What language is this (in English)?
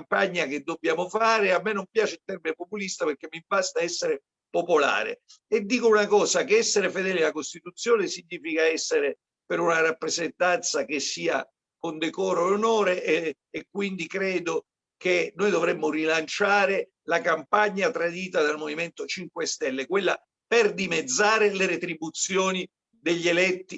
Italian